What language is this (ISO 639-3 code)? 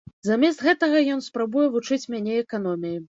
bel